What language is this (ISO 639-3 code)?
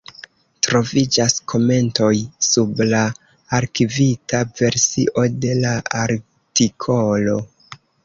epo